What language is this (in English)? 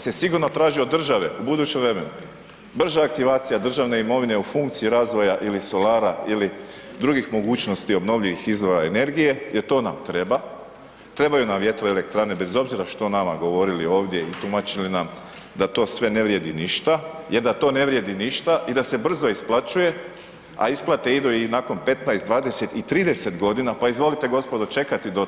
Croatian